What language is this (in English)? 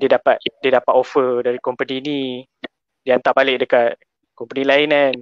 Malay